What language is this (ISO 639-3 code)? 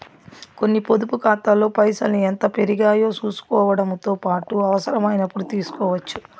tel